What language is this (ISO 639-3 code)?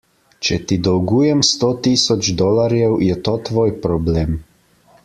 slv